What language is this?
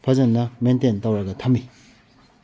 Manipuri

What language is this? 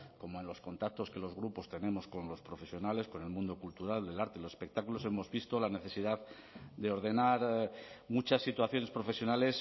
Spanish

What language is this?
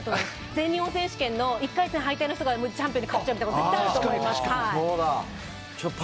Japanese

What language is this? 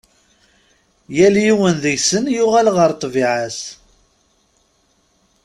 Kabyle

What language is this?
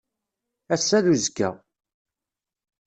Kabyle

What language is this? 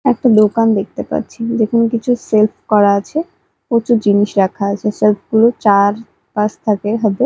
Bangla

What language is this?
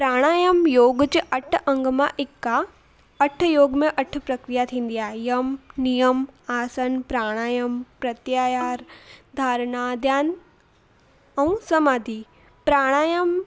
Sindhi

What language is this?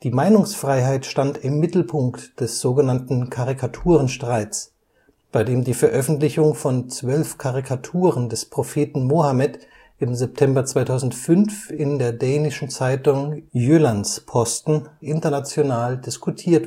German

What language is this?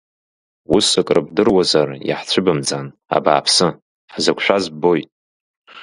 Abkhazian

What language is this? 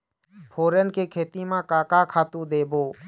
Chhattisgarhi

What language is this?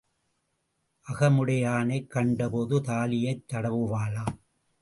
Tamil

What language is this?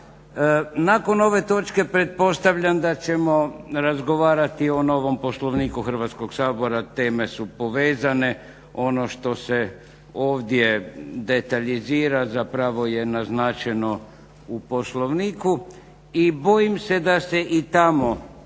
Croatian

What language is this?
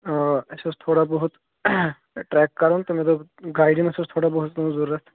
Kashmiri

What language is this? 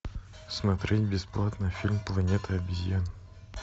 Russian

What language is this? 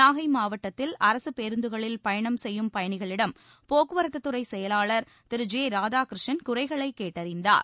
Tamil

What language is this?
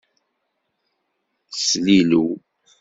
Kabyle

